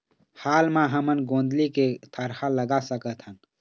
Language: Chhattisgarhi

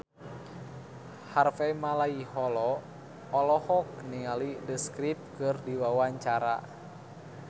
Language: Sundanese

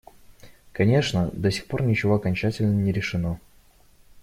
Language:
Russian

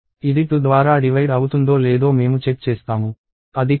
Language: Telugu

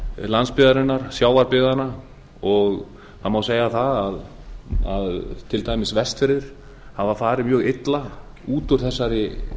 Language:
Icelandic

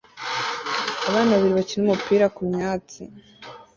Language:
Kinyarwanda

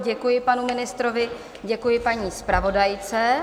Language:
Czech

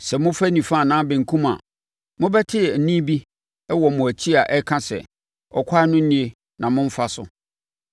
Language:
Akan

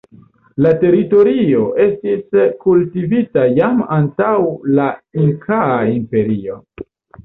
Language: Esperanto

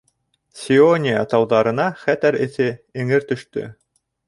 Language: Bashkir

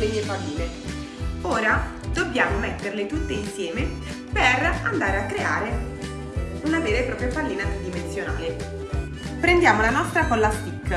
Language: Italian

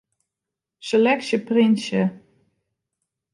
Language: Western Frisian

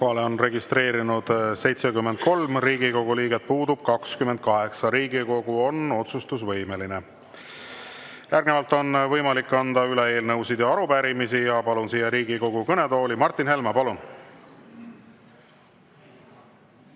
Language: Estonian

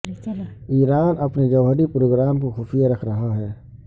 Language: Urdu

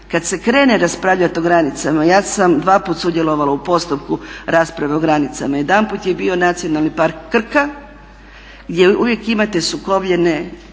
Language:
Croatian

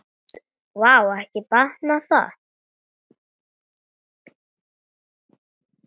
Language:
Icelandic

